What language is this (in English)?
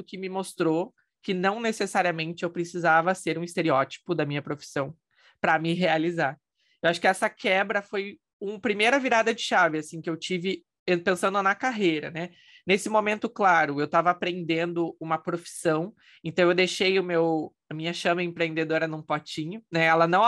Portuguese